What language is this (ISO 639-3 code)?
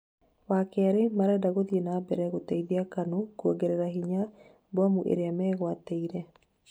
kik